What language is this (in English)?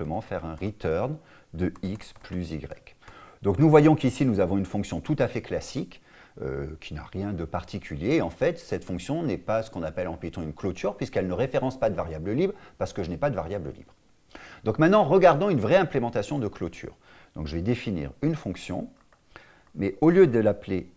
French